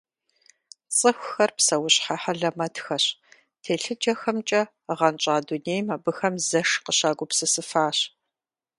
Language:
Kabardian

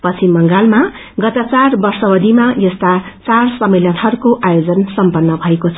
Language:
Nepali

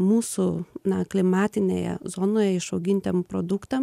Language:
Lithuanian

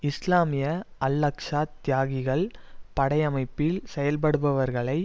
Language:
Tamil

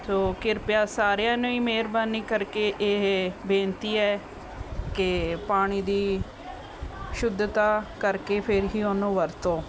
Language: Punjabi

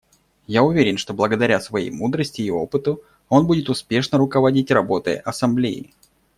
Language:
Russian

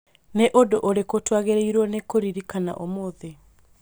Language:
Kikuyu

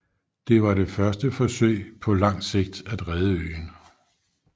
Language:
Danish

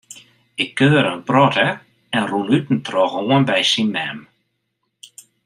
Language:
Western Frisian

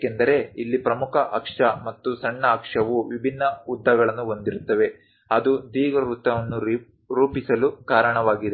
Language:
Kannada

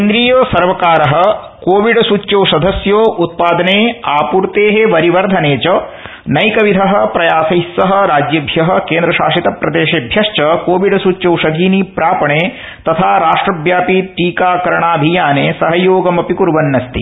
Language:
Sanskrit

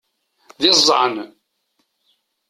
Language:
Kabyle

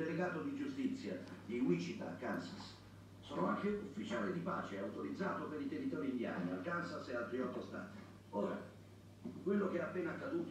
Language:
Italian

